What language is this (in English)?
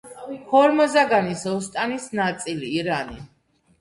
Georgian